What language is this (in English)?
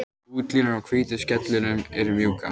Icelandic